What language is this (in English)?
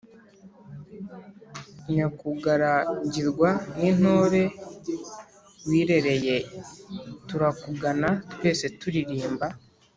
Kinyarwanda